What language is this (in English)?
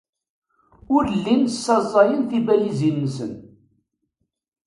Kabyle